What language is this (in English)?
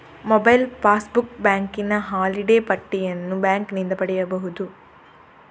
Kannada